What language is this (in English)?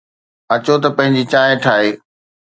Sindhi